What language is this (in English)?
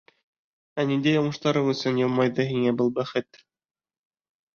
Bashkir